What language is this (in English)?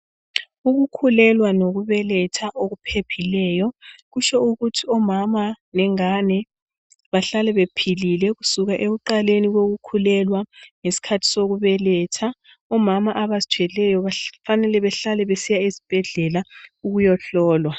North Ndebele